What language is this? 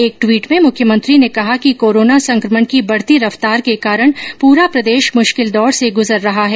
Hindi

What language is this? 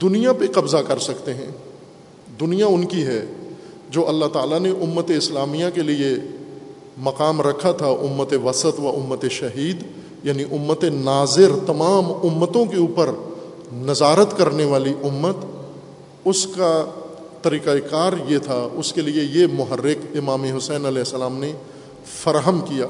Urdu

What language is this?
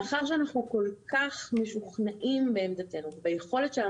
Hebrew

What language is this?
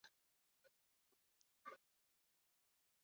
Chinese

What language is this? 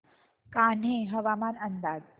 Marathi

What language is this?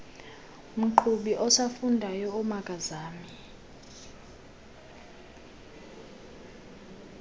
Xhosa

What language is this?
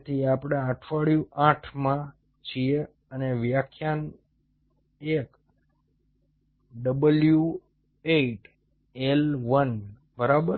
Gujarati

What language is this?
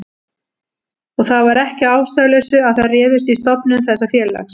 Icelandic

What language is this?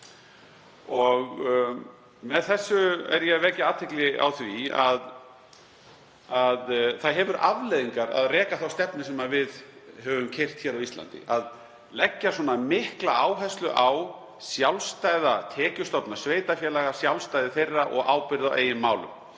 Icelandic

